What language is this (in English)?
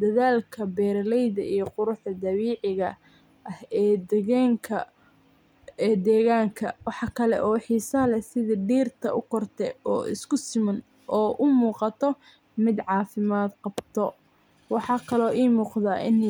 Somali